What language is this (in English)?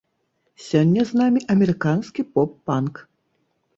Belarusian